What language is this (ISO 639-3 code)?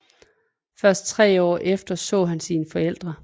dan